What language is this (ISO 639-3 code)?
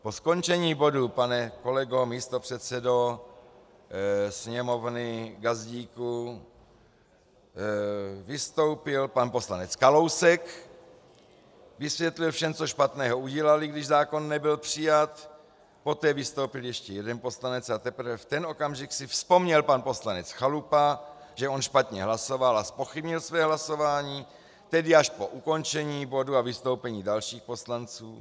ces